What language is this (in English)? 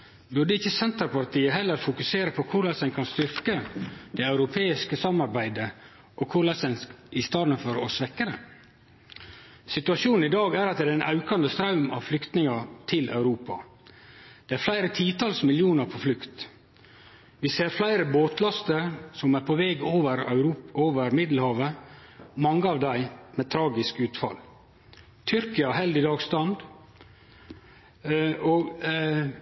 Norwegian Nynorsk